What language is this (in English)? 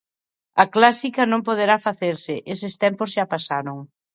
Galician